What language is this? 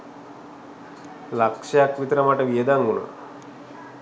Sinhala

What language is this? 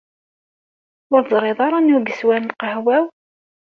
Kabyle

